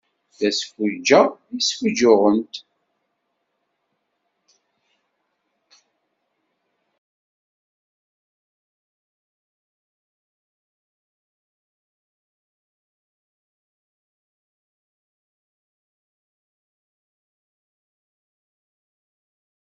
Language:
Kabyle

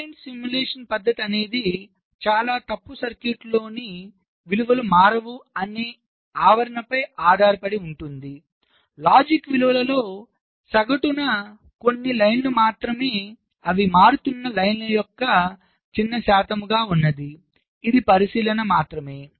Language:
Telugu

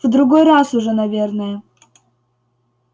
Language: Russian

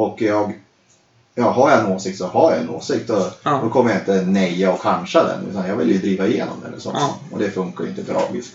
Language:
Swedish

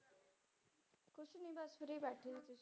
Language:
Punjabi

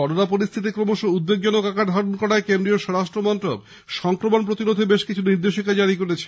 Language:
Bangla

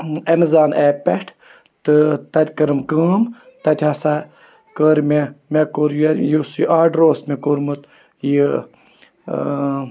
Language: Kashmiri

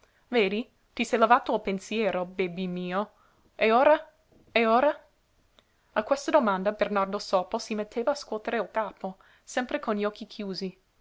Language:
Italian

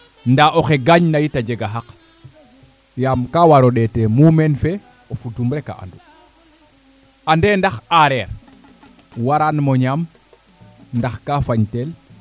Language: Serer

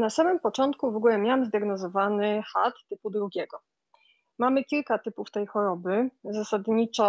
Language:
Polish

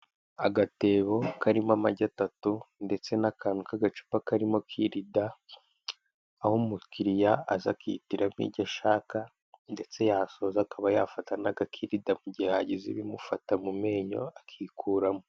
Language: Kinyarwanda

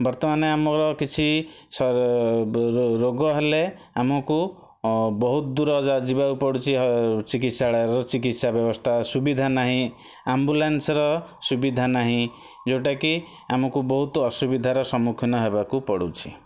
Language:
Odia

